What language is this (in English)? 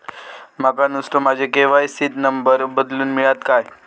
Marathi